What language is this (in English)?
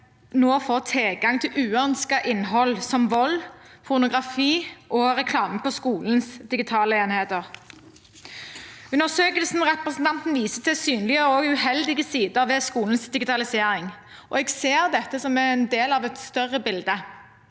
Norwegian